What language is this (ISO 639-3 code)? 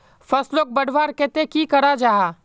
mag